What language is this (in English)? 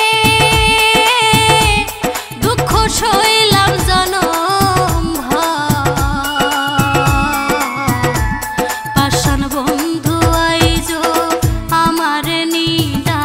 Thai